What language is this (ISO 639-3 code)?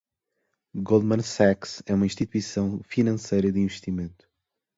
por